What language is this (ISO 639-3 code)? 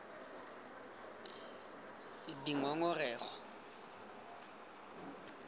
tsn